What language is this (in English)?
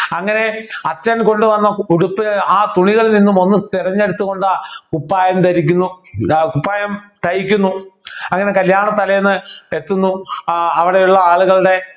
Malayalam